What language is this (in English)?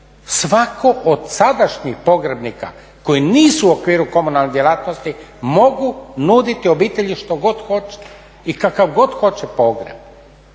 Croatian